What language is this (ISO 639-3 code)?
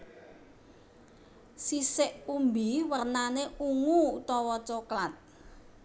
jav